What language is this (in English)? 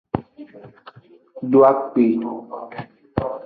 Aja (Benin)